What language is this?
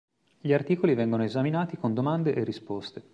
Italian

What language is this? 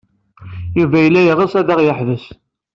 Kabyle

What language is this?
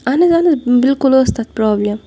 Kashmiri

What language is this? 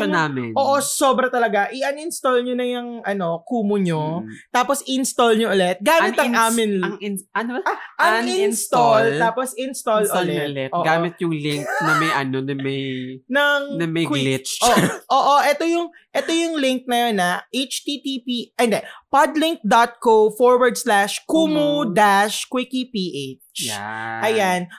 Filipino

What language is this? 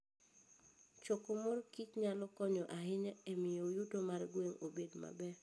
Luo (Kenya and Tanzania)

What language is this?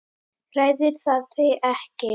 Icelandic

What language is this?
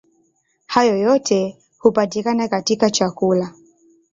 Swahili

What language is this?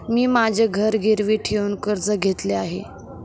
Marathi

